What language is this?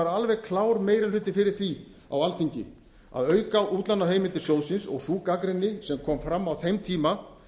Icelandic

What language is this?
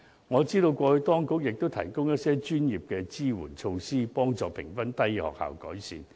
Cantonese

